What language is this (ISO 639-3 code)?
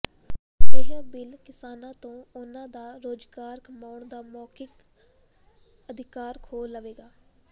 pan